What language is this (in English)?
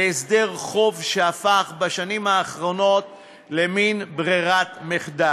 Hebrew